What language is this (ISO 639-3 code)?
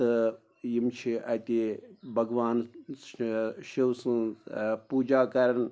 kas